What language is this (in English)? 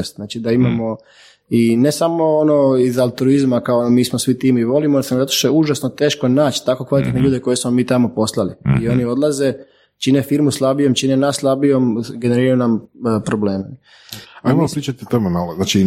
Croatian